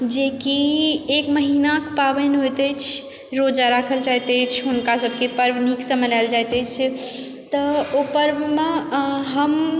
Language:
Maithili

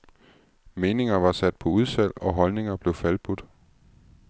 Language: Danish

